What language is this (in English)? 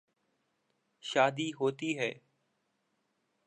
Urdu